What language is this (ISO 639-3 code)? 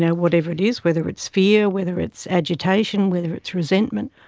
eng